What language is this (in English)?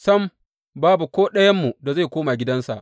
Hausa